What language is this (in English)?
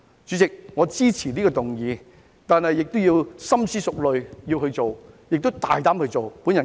Cantonese